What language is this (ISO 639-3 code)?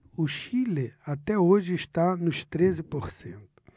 por